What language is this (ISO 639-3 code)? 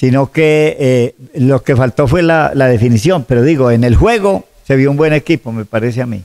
spa